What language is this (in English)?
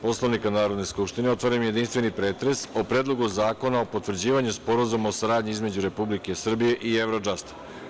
Serbian